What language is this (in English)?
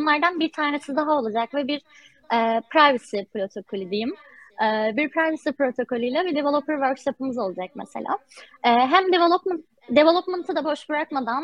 Turkish